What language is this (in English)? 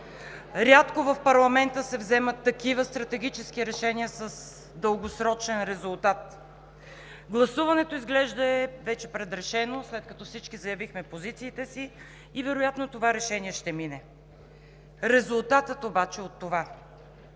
Bulgarian